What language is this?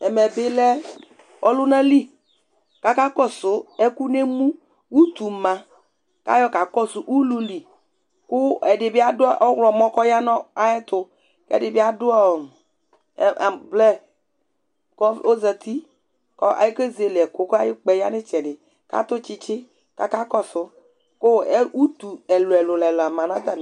Ikposo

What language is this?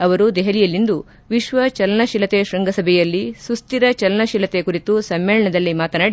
Kannada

